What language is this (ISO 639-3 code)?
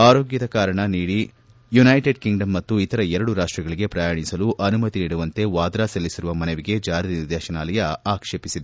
kan